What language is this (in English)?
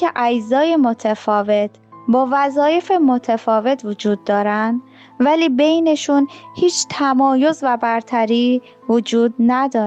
Persian